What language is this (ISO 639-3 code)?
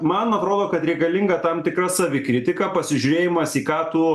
lit